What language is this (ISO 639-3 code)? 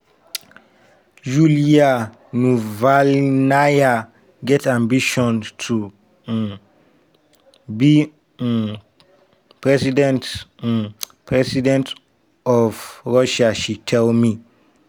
pcm